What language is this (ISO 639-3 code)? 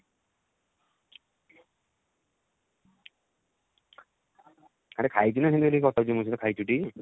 ori